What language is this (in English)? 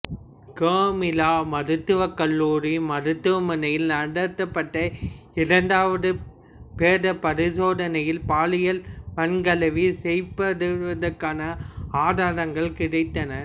Tamil